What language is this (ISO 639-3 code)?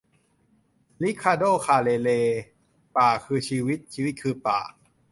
tha